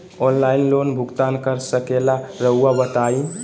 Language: Magahi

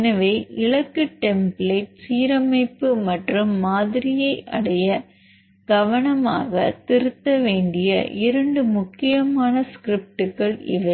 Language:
Tamil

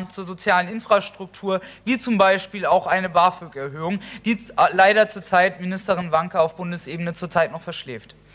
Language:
German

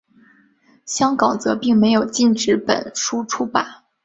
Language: Chinese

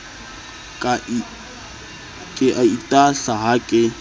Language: Southern Sotho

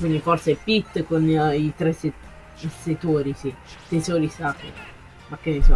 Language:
Italian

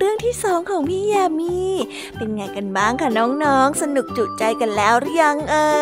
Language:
Thai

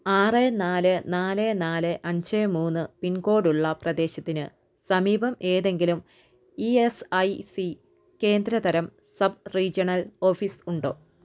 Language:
Malayalam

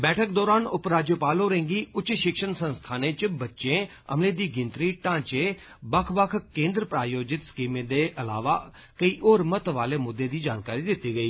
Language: Dogri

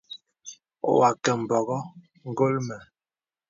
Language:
Bebele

